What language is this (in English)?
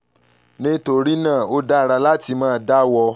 Yoruba